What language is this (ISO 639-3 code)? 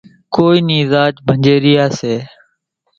gjk